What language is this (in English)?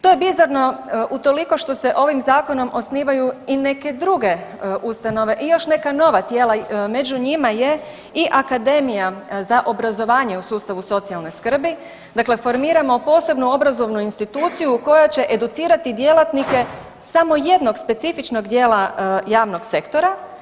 Croatian